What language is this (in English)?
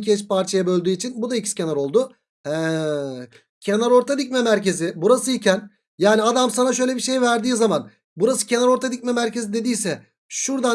Turkish